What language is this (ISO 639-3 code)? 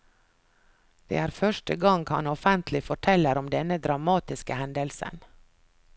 nor